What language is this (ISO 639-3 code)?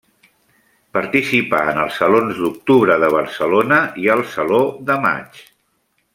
cat